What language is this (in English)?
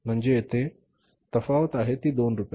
Marathi